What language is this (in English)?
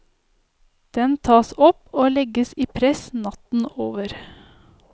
Norwegian